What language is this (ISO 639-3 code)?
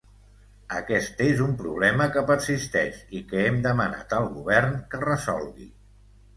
cat